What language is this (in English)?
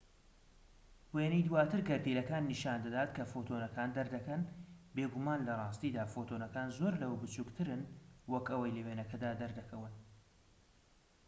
Central Kurdish